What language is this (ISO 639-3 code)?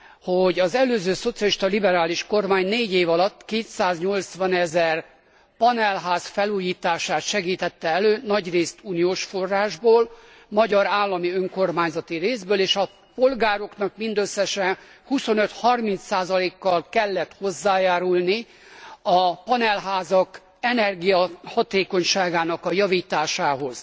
hun